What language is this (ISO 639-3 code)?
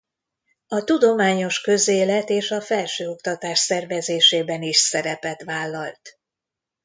hun